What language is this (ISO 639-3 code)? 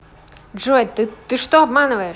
rus